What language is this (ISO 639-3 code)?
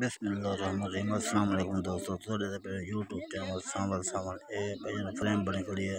ara